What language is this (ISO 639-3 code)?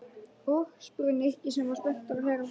isl